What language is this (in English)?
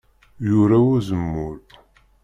Kabyle